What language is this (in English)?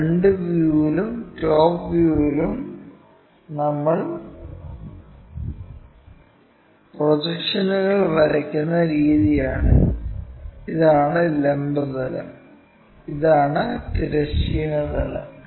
Malayalam